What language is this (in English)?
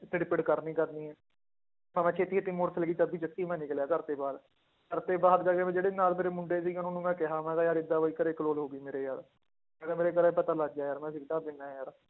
Punjabi